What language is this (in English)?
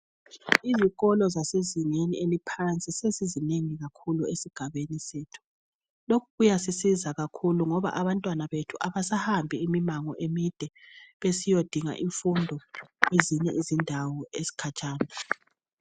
North Ndebele